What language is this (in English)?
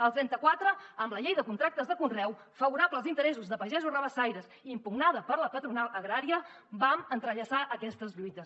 Catalan